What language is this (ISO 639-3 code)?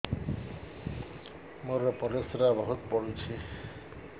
ori